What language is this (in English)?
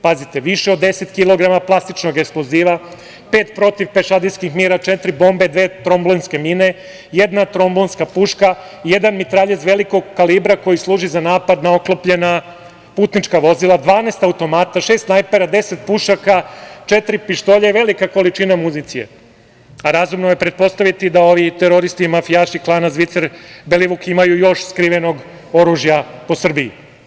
Serbian